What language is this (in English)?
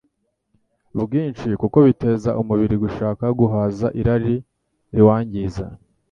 Kinyarwanda